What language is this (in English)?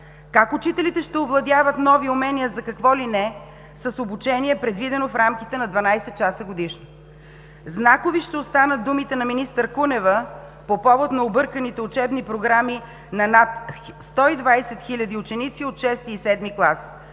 Bulgarian